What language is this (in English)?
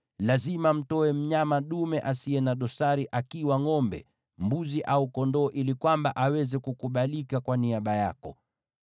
Swahili